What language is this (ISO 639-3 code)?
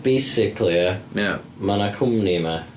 cym